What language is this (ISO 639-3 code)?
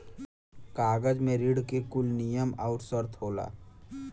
bho